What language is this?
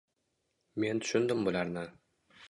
Uzbek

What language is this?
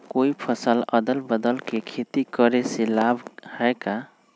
Magahi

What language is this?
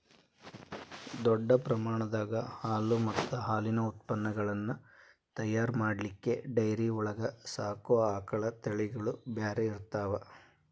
Kannada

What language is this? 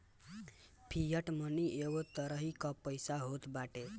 Bhojpuri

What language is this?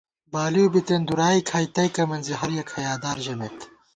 Gawar-Bati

